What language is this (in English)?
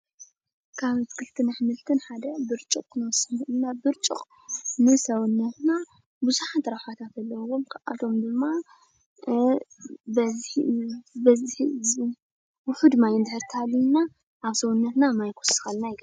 Tigrinya